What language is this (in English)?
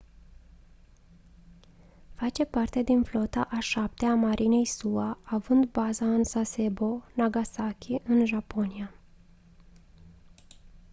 Romanian